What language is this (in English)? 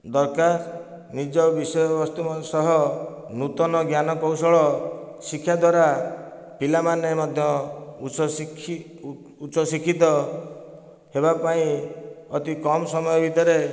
Odia